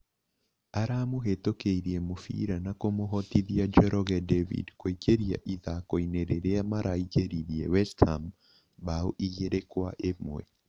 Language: Kikuyu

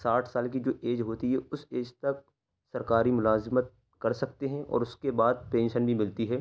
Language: Urdu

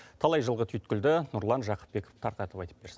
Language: Kazakh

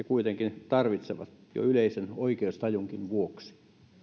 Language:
Finnish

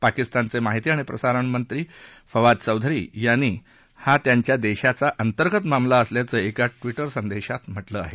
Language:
Marathi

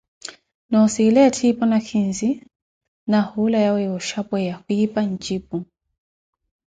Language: Koti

